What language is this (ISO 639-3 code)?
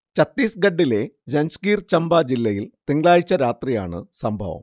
mal